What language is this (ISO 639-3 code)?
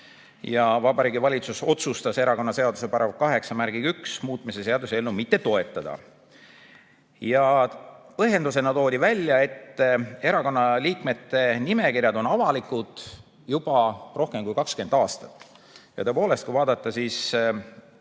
est